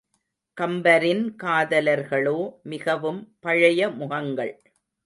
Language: Tamil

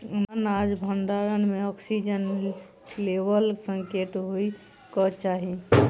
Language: Maithili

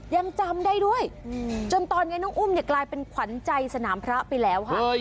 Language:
Thai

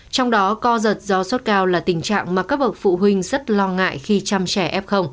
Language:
Vietnamese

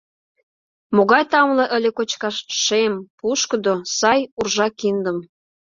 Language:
Mari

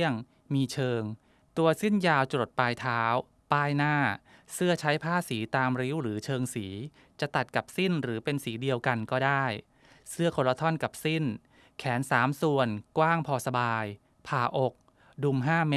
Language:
Thai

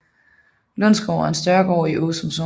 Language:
Danish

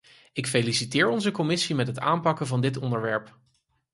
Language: Dutch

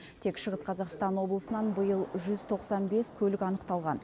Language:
Kazakh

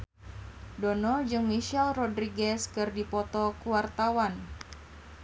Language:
Sundanese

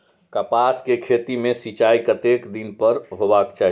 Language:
Maithili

